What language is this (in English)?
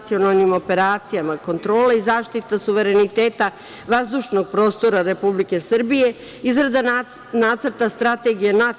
Serbian